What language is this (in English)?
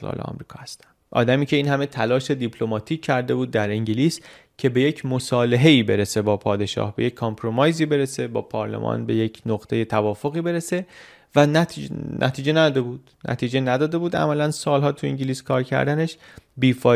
Persian